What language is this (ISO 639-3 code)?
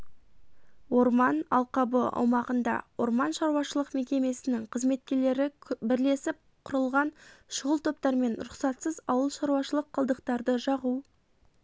kaz